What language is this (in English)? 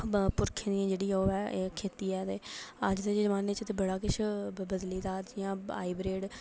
Dogri